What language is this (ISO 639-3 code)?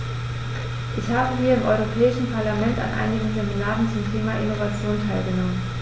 deu